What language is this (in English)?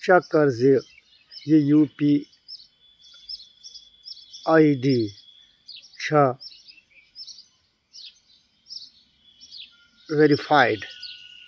Kashmiri